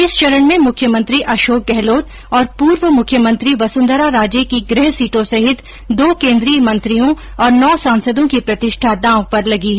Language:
Hindi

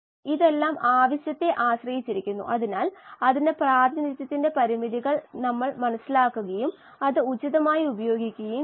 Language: Malayalam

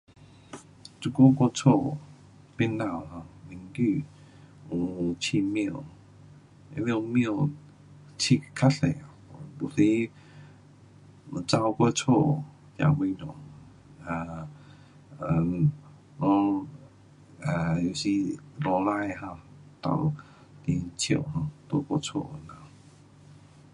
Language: Pu-Xian Chinese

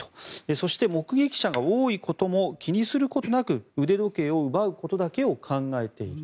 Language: Japanese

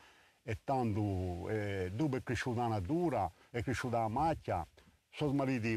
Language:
Italian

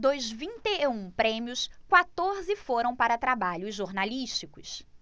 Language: Portuguese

